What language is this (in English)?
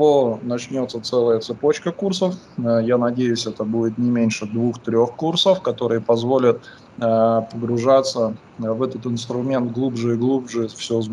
Russian